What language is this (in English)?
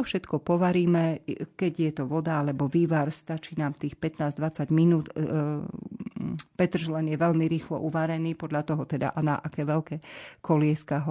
Slovak